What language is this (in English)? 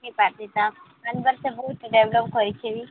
Odia